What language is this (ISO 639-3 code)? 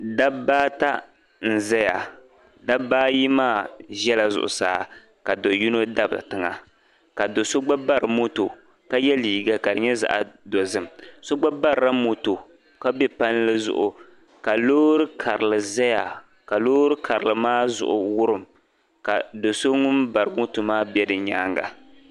dag